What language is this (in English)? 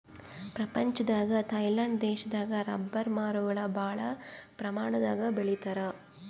Kannada